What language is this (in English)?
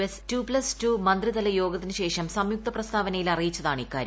Malayalam